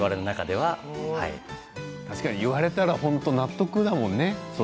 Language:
Japanese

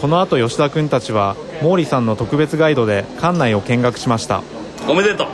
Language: Japanese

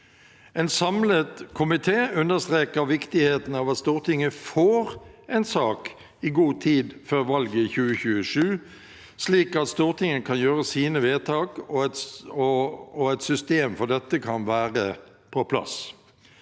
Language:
Norwegian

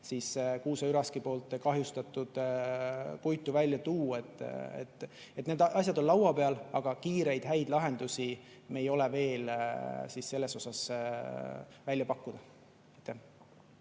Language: Estonian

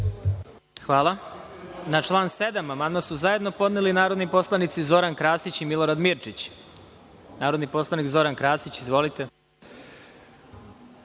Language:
Serbian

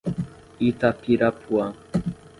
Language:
Portuguese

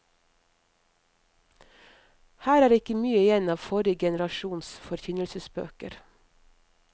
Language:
Norwegian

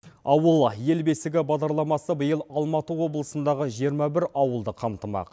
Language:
Kazakh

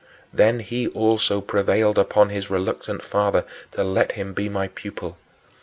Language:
English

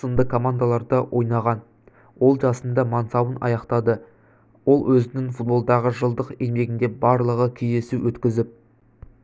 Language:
Kazakh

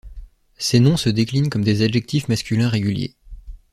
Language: French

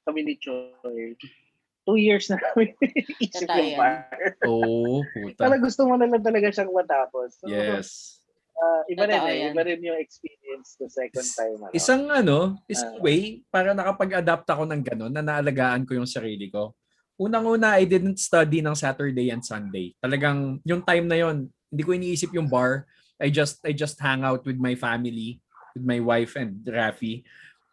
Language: Filipino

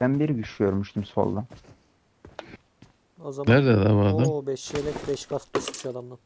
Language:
Turkish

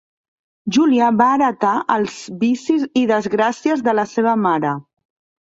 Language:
Catalan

